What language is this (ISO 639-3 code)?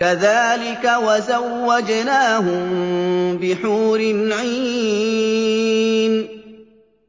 ara